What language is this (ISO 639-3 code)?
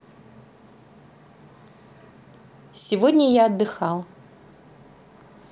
rus